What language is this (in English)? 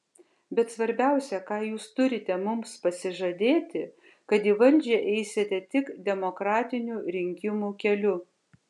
Lithuanian